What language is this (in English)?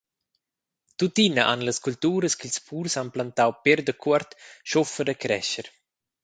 Romansh